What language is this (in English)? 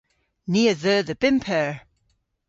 Cornish